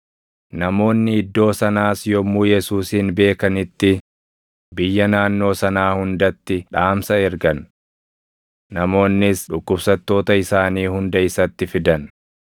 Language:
Oromo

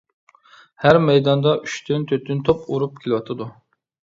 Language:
Uyghur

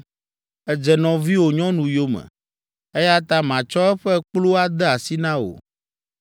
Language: Ewe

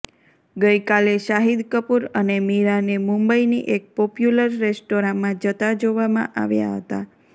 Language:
Gujarati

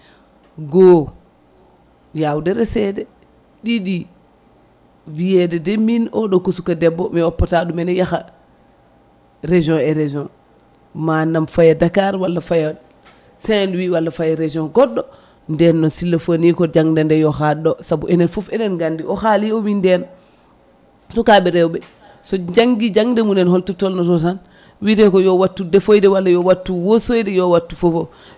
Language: Fula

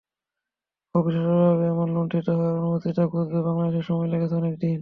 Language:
Bangla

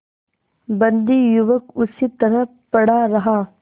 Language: Hindi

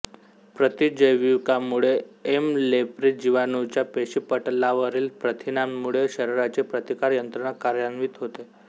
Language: Marathi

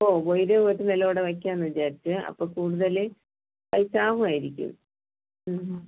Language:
Malayalam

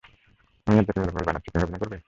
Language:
Bangla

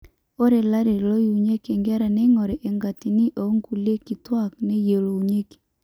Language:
Masai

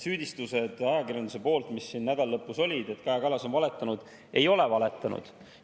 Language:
Estonian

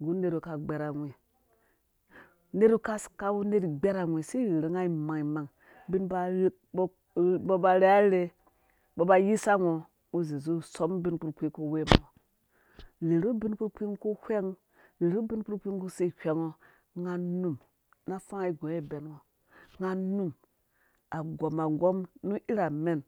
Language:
Dũya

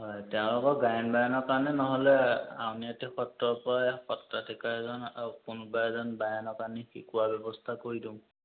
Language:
Assamese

